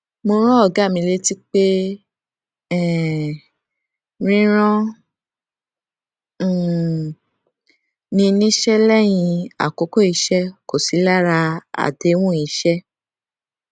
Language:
Yoruba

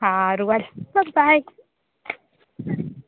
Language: Gujarati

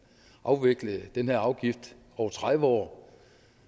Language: Danish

